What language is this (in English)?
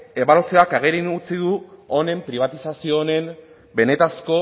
Basque